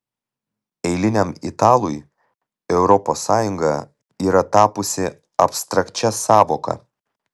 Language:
Lithuanian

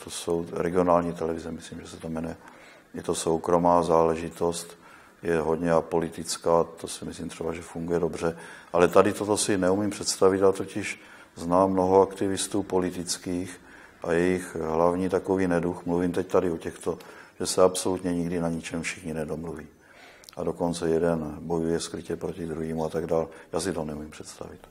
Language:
Czech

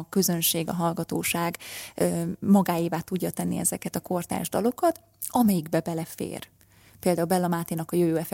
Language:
Hungarian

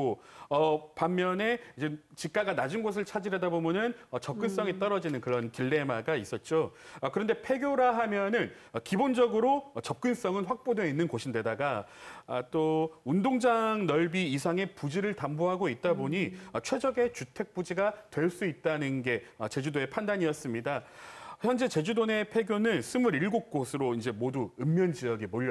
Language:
Korean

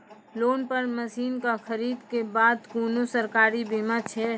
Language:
Maithili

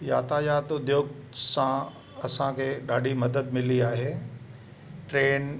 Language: Sindhi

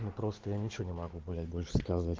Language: Russian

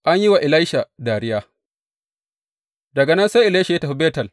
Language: Hausa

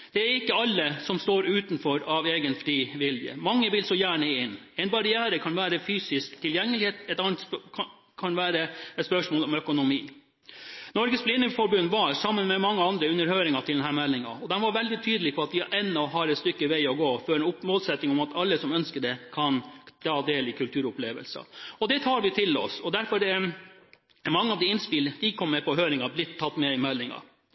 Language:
Norwegian Bokmål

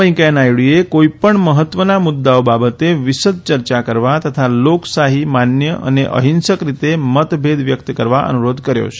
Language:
Gujarati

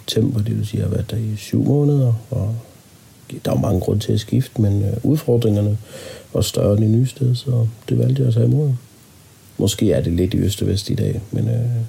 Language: Danish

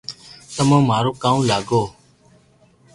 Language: Loarki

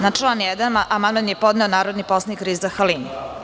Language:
Serbian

